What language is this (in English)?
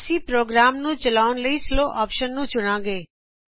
Punjabi